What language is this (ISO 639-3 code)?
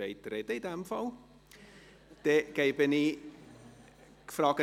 gsw